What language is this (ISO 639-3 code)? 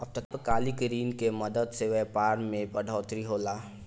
bho